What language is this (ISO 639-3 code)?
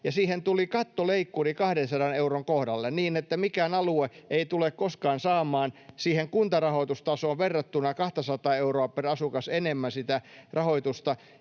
fin